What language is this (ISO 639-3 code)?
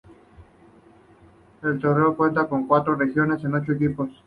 spa